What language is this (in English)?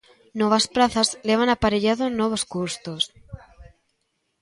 Galician